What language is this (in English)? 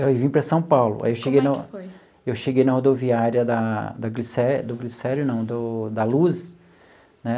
Portuguese